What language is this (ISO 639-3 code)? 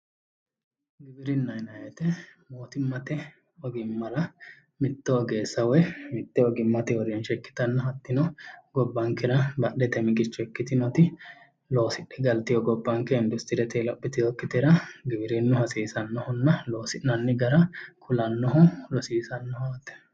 sid